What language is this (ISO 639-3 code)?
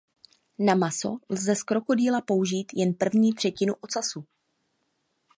ces